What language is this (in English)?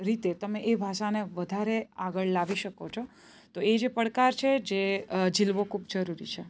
Gujarati